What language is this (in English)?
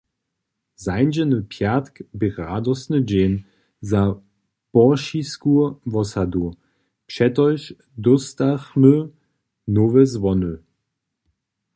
Upper Sorbian